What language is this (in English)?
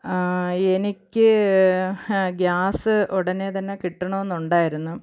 Malayalam